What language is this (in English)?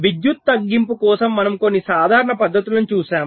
Telugu